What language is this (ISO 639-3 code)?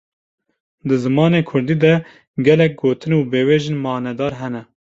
kur